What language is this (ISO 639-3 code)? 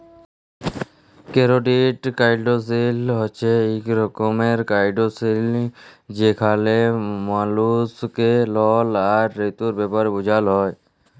ben